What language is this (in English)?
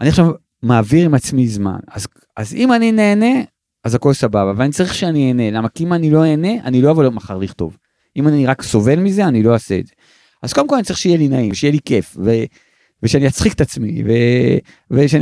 Hebrew